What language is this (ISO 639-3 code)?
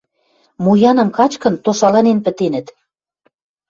mrj